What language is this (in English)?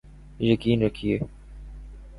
Urdu